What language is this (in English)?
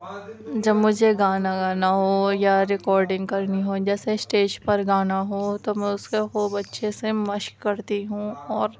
Urdu